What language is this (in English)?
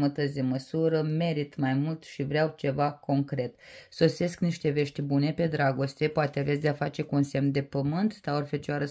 Romanian